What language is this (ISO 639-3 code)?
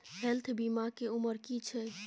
mai